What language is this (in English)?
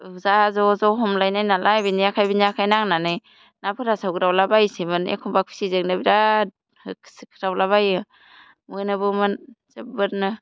Bodo